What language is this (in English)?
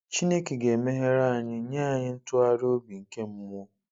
Igbo